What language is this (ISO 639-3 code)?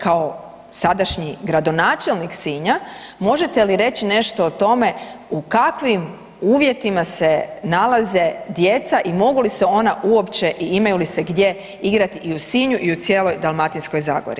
hrv